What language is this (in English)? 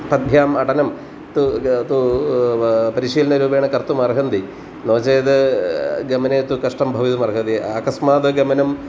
Sanskrit